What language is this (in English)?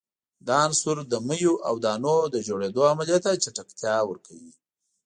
Pashto